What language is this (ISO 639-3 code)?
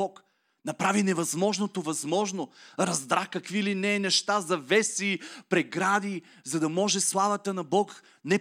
bul